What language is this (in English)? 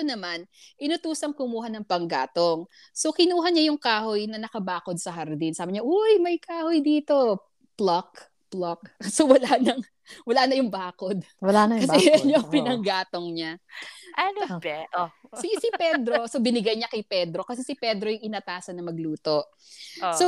Filipino